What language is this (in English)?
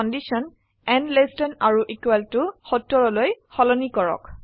Assamese